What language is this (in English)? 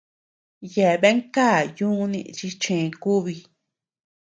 Tepeuxila Cuicatec